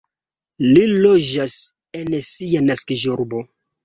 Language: Esperanto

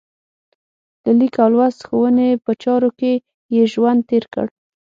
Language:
Pashto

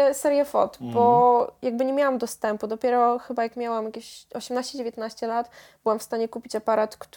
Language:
Polish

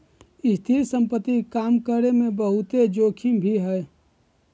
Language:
Magahi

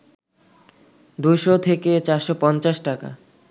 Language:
Bangla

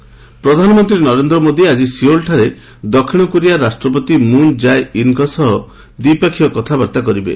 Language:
Odia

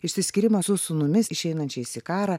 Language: Lithuanian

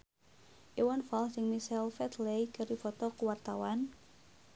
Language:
Sundanese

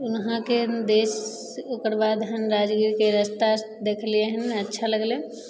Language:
Maithili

